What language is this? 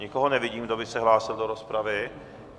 Czech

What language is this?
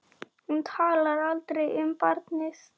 Icelandic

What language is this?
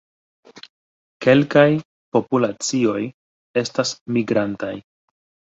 Esperanto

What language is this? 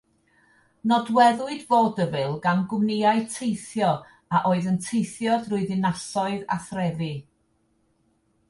Welsh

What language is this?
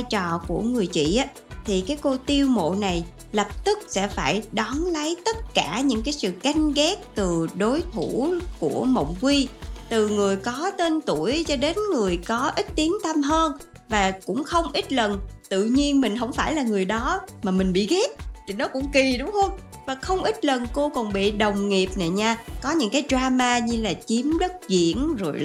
Vietnamese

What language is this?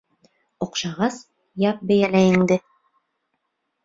Bashkir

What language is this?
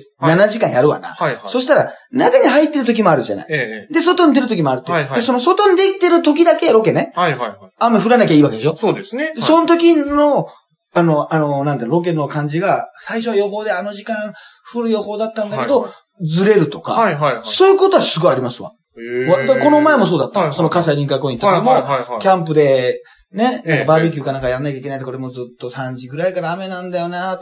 Japanese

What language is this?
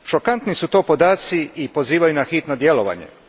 Croatian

